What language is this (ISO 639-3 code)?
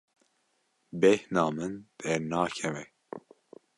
kur